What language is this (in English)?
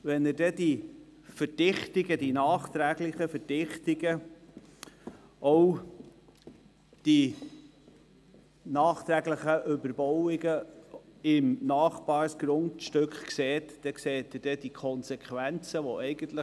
Swiss German